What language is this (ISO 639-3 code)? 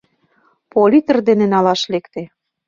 chm